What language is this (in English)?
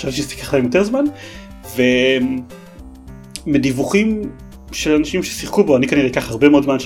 Hebrew